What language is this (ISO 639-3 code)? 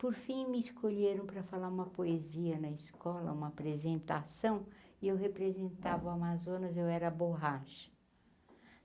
por